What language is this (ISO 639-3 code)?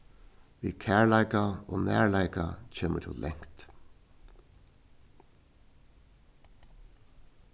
fao